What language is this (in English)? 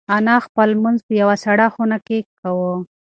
Pashto